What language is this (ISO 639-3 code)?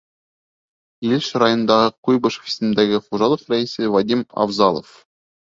bak